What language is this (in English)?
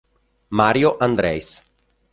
Italian